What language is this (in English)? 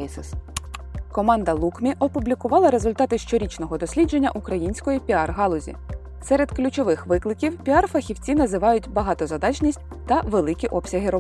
Ukrainian